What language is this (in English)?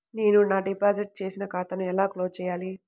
Telugu